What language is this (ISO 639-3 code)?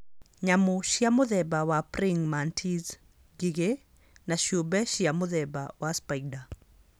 kik